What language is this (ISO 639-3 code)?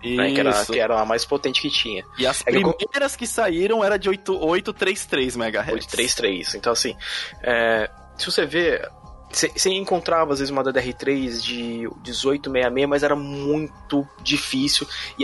por